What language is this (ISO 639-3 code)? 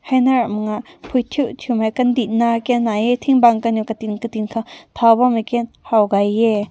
nbu